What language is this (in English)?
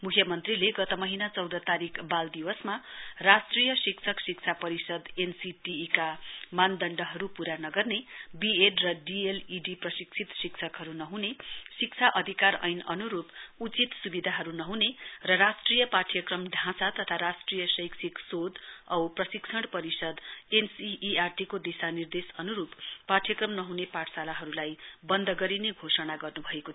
Nepali